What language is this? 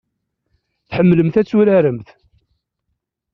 Kabyle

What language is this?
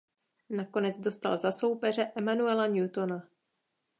Czech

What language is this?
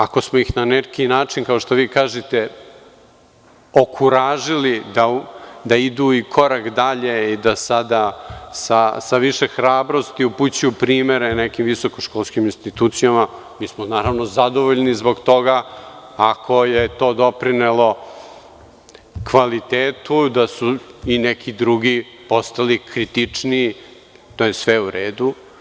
Serbian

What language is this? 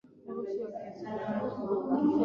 Swahili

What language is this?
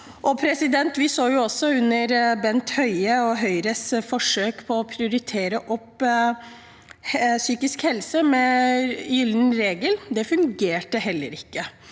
Norwegian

